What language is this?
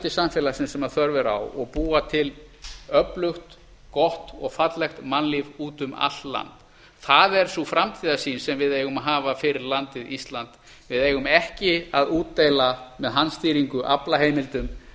Icelandic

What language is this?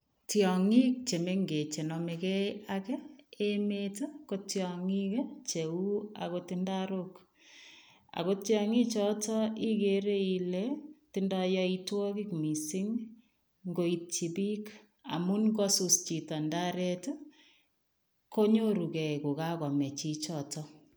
Kalenjin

